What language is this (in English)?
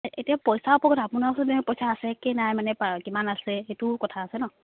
Assamese